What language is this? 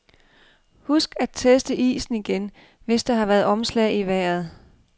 Danish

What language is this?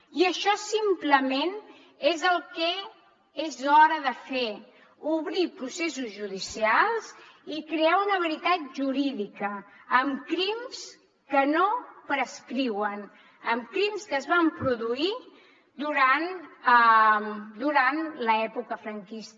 Catalan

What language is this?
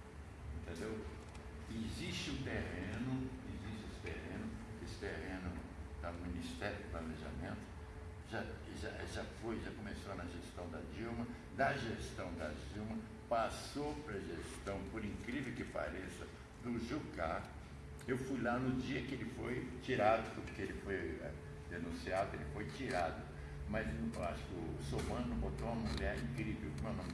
Portuguese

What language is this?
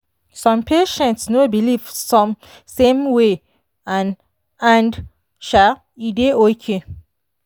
Nigerian Pidgin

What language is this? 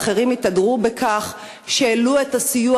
Hebrew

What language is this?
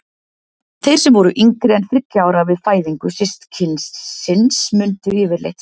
Icelandic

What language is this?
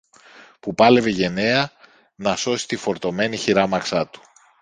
Greek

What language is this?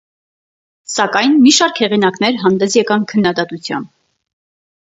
Armenian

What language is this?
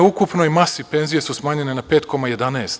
Serbian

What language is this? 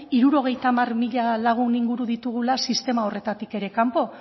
Basque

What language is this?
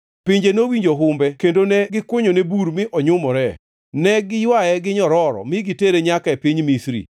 Luo (Kenya and Tanzania)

